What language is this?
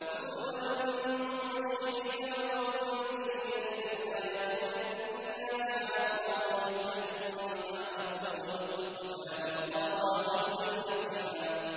Arabic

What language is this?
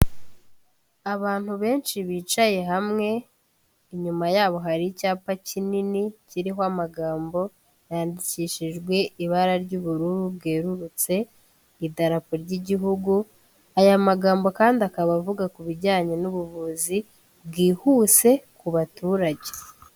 Kinyarwanda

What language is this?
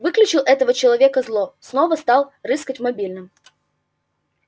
Russian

